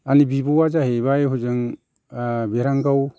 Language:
Bodo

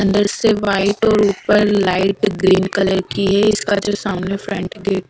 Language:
Hindi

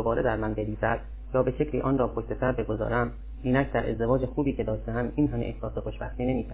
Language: Persian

